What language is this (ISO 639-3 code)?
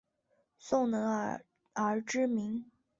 zho